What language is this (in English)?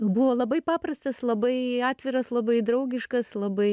Lithuanian